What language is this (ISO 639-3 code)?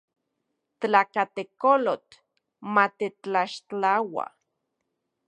ncx